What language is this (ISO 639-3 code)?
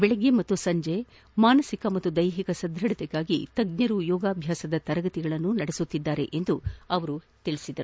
kan